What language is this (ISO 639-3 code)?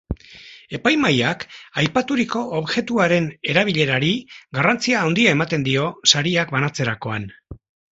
eus